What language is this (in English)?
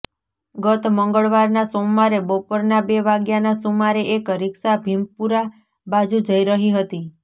Gujarati